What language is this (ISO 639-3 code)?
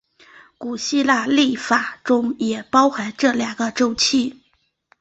zho